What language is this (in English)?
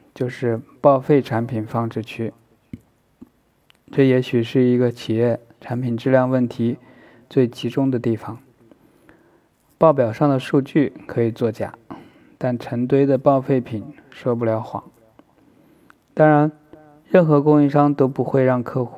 Chinese